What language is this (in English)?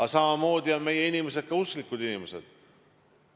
Estonian